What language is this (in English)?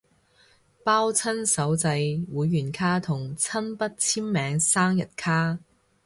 Cantonese